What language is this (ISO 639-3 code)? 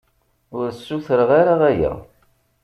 kab